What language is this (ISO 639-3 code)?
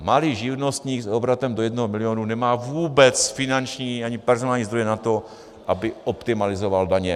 ces